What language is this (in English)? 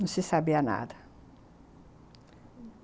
Portuguese